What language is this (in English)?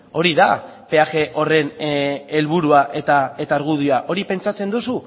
Basque